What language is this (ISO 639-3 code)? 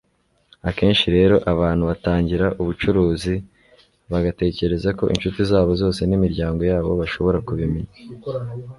kin